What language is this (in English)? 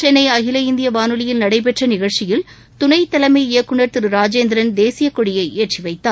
Tamil